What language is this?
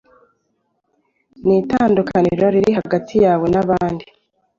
Kinyarwanda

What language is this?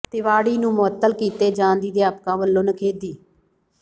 Punjabi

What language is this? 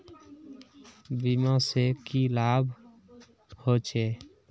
Magahi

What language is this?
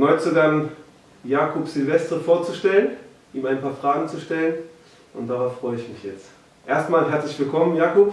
German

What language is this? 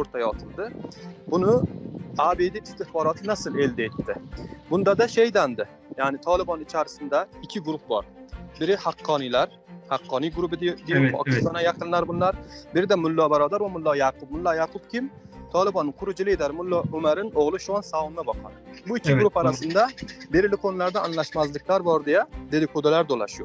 Turkish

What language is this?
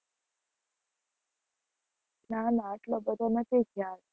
Gujarati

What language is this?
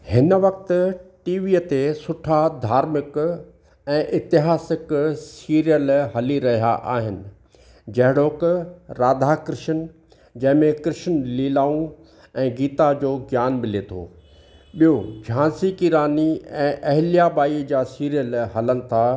Sindhi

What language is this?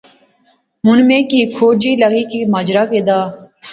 Pahari-Potwari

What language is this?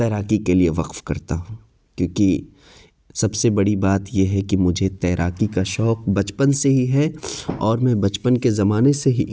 Urdu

